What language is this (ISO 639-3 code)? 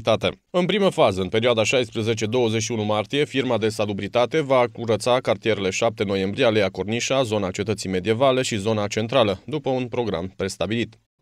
ron